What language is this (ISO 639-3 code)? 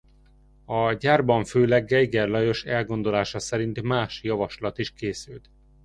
hun